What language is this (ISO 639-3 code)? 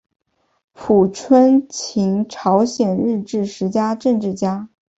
zho